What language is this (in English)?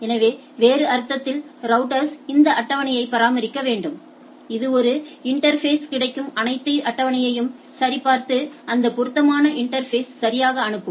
Tamil